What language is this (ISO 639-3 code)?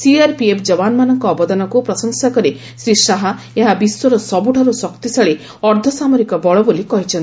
ori